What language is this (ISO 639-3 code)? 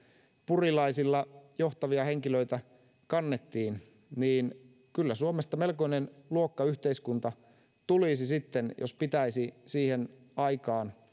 fin